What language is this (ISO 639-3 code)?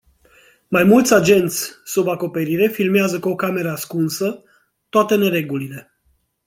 ron